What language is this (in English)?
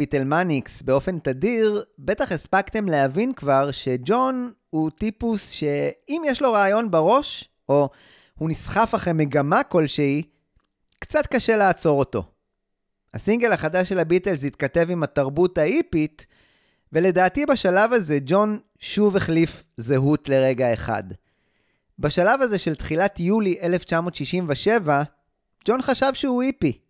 Hebrew